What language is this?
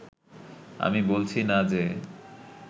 Bangla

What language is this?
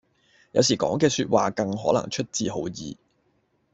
Cantonese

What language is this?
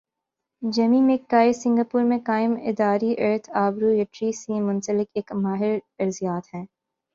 Urdu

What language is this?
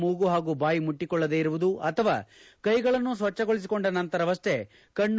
Kannada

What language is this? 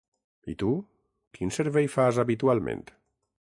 Catalan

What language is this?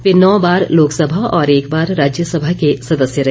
Hindi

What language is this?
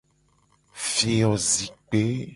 Gen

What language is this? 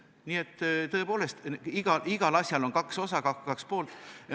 Estonian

